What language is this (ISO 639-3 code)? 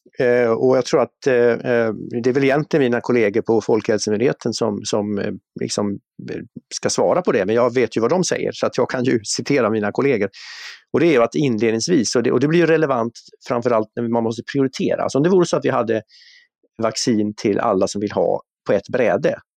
swe